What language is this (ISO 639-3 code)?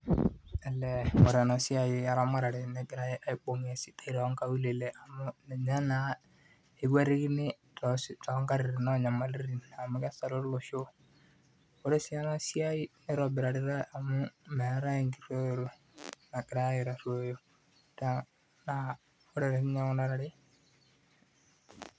mas